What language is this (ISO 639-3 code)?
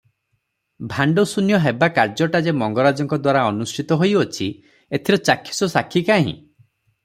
ori